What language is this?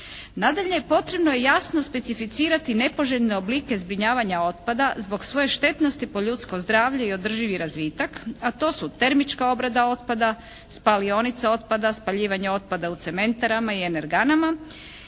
Croatian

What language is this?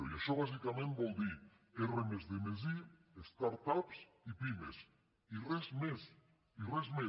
Catalan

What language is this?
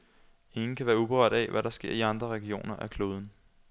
Danish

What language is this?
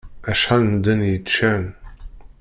Kabyle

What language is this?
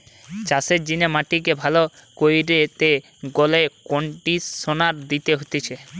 Bangla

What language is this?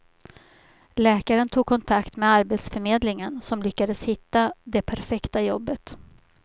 Swedish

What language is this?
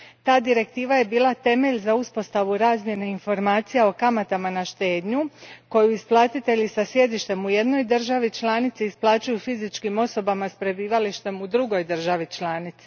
Croatian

